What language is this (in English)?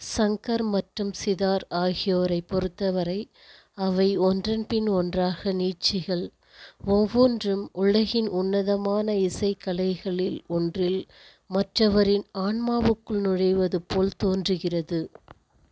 Tamil